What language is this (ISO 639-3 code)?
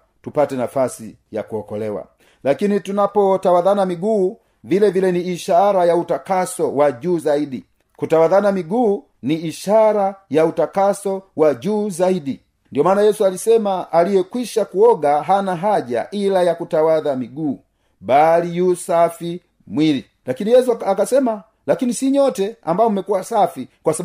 swa